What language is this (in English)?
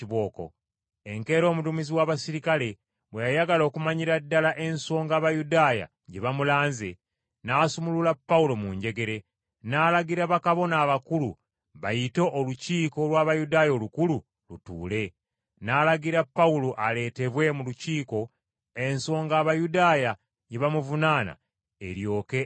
Ganda